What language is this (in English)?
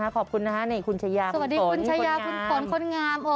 Thai